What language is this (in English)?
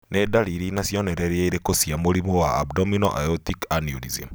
Kikuyu